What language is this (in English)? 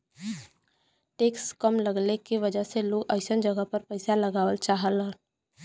Bhojpuri